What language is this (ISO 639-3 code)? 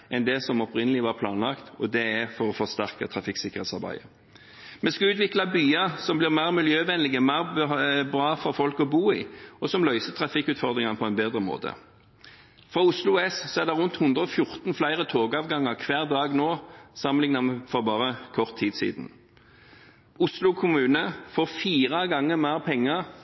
nob